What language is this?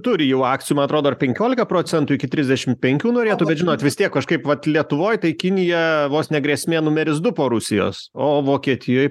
Lithuanian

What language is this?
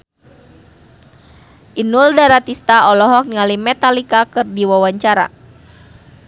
Sundanese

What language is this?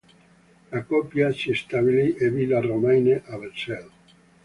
Italian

